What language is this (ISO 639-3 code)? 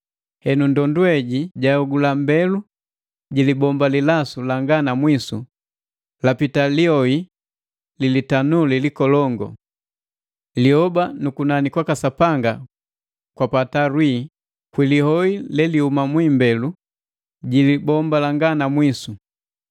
mgv